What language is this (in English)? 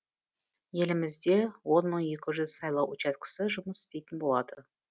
Kazakh